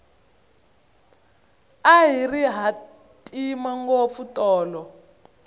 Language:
Tsonga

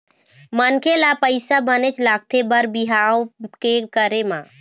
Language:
Chhattisgarhi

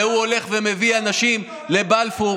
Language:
Hebrew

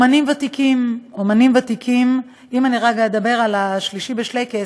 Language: Hebrew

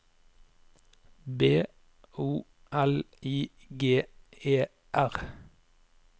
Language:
Norwegian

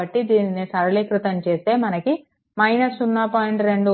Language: Telugu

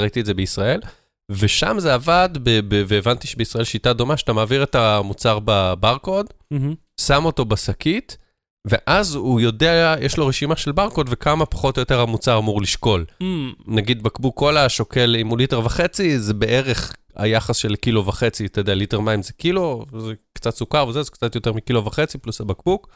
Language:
Hebrew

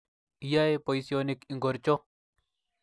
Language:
Kalenjin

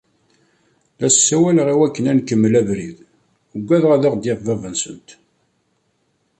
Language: Kabyle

